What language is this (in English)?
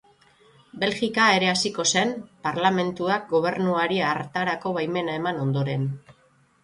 Basque